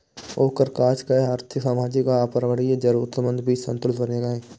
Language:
Maithili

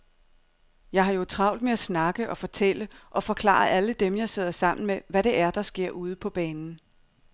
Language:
Danish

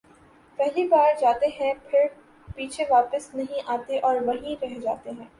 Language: Urdu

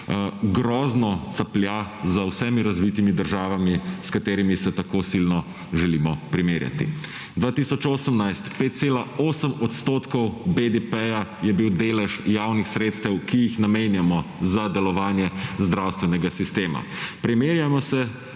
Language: Slovenian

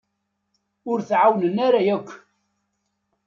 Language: Kabyle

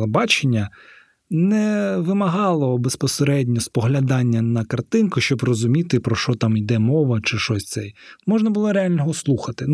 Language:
Ukrainian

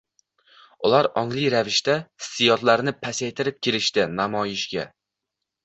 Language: Uzbek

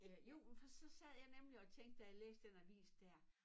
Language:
Danish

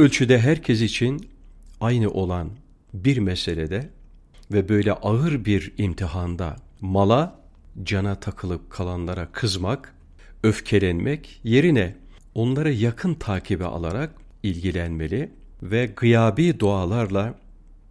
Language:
Turkish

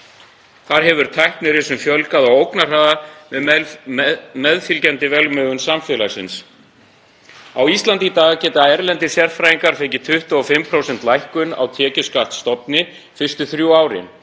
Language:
Icelandic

